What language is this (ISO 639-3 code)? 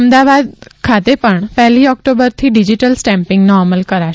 guj